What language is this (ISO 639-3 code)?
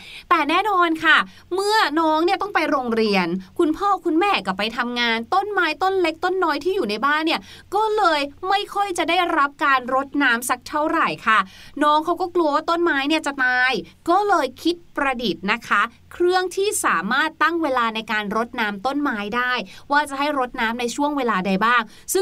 tha